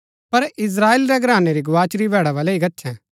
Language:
Gaddi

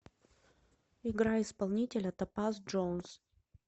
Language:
Russian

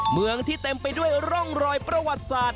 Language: Thai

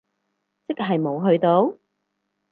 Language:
Cantonese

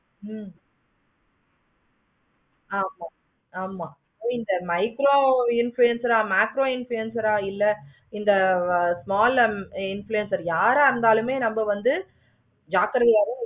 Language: Tamil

